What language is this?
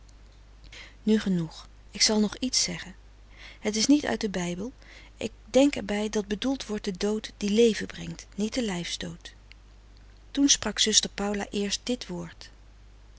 Dutch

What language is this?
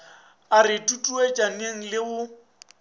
Northern Sotho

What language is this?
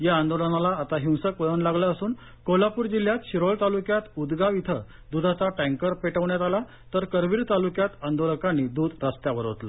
Marathi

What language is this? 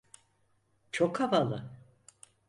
Turkish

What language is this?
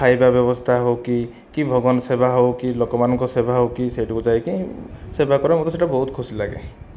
Odia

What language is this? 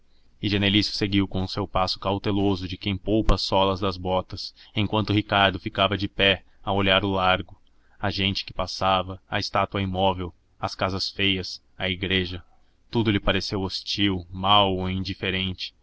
Portuguese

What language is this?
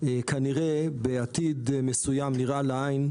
Hebrew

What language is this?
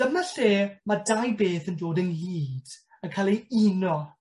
Welsh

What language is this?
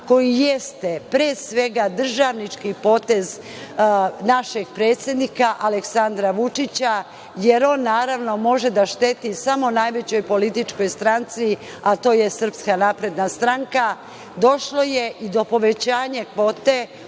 Serbian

